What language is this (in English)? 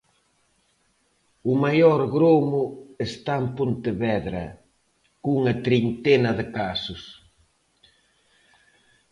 Galician